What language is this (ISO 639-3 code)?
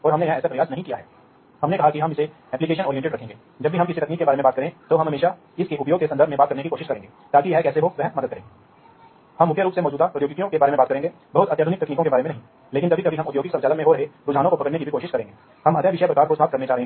hin